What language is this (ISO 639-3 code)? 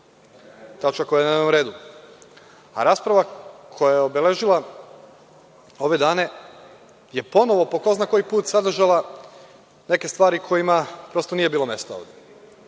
srp